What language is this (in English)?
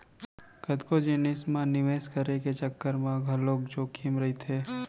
Chhattisgarhi